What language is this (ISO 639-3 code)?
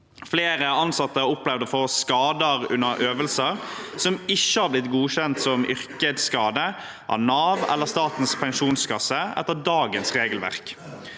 nor